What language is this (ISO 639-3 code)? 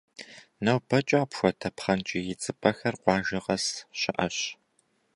kbd